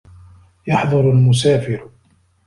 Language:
Arabic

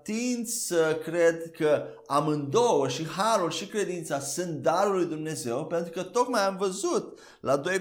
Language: Romanian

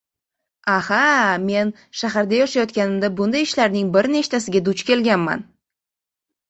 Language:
Uzbek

